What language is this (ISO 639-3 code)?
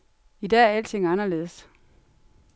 dan